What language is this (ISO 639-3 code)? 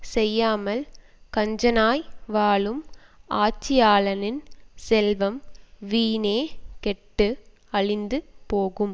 tam